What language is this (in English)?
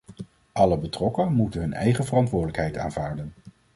Dutch